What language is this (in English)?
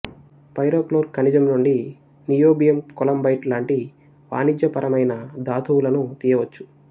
Telugu